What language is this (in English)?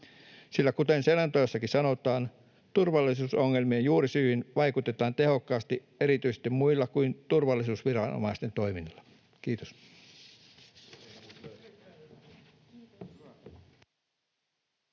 Finnish